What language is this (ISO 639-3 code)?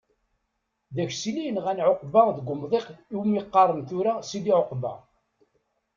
kab